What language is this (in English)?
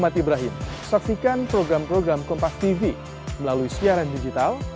Indonesian